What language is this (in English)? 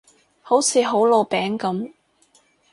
Cantonese